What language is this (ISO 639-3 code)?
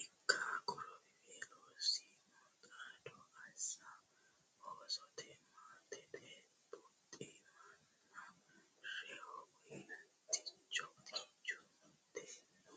sid